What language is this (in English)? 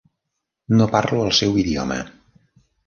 Catalan